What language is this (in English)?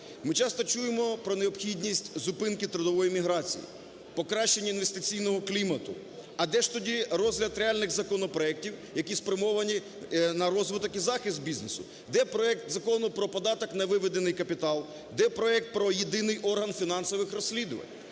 Ukrainian